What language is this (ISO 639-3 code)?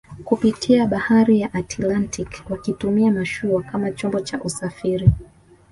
swa